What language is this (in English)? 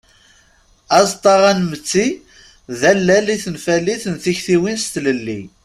Kabyle